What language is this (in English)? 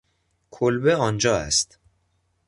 Persian